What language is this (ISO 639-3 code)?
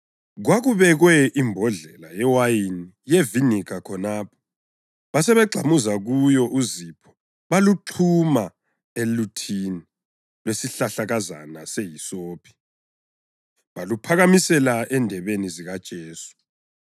nde